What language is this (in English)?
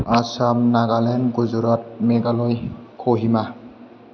Bodo